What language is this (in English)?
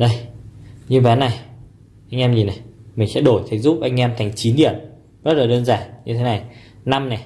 Vietnamese